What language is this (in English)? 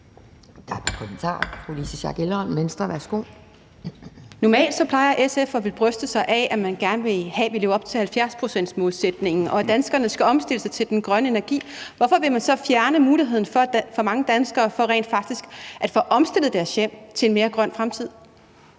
Danish